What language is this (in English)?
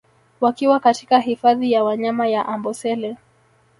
Swahili